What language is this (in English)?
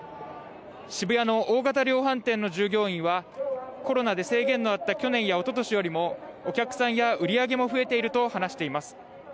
Japanese